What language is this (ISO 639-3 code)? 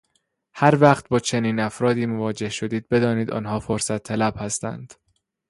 fas